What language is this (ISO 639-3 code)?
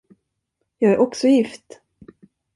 swe